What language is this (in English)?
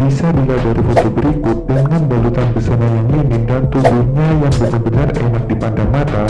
Indonesian